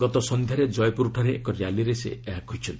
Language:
Odia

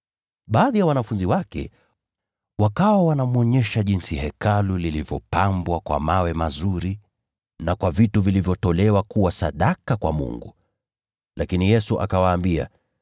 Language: Swahili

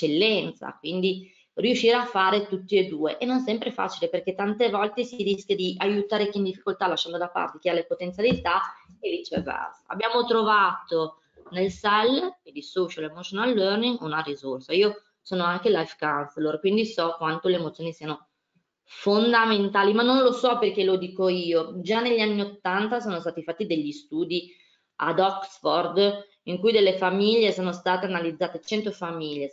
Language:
Italian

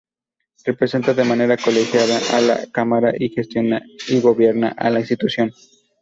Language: Spanish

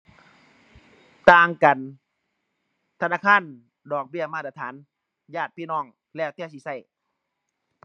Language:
Thai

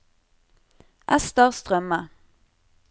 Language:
Norwegian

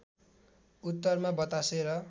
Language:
Nepali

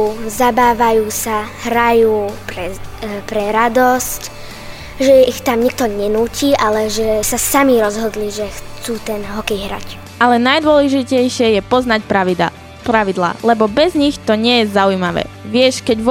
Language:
Slovak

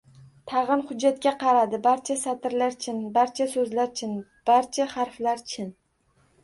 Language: Uzbek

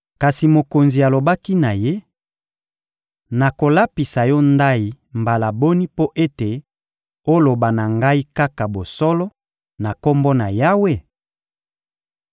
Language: Lingala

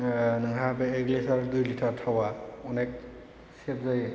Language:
Bodo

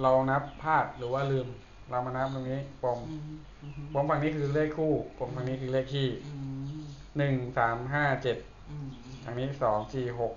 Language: Thai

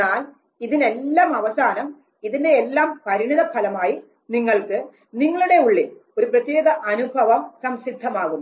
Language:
Malayalam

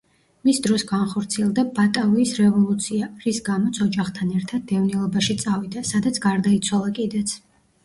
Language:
Georgian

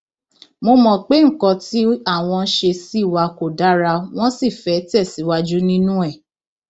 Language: Yoruba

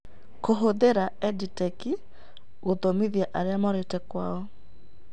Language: Kikuyu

